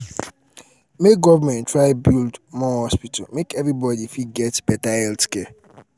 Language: Nigerian Pidgin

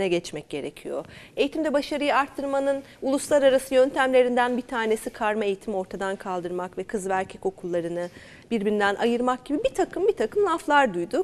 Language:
Turkish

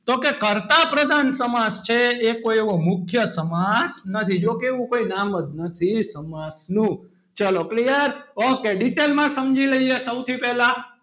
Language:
Gujarati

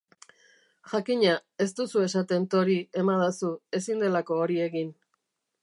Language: Basque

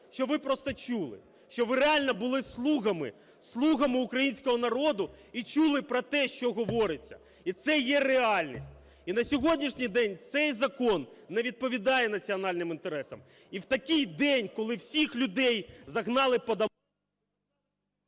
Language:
Ukrainian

